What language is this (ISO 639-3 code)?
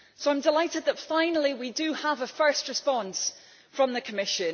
eng